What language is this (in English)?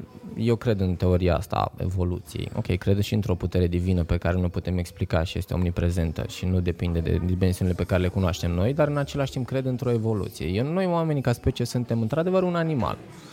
Romanian